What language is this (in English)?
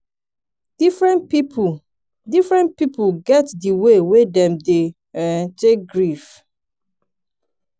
Nigerian Pidgin